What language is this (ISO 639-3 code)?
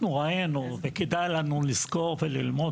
heb